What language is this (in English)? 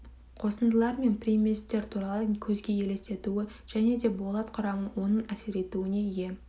Kazakh